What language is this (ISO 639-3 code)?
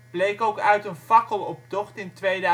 nld